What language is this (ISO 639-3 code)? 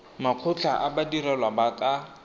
tsn